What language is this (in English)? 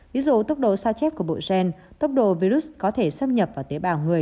Vietnamese